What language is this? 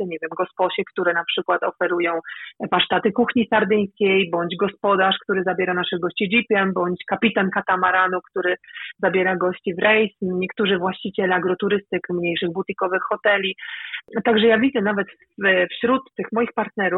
Polish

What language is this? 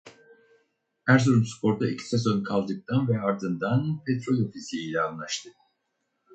Turkish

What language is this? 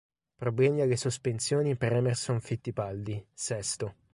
Italian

